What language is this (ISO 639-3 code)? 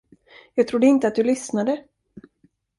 swe